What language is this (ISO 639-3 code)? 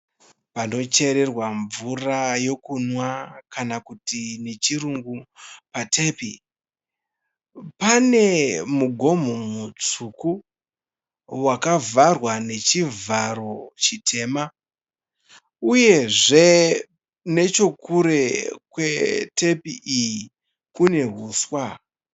sna